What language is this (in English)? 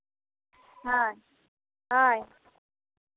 Santali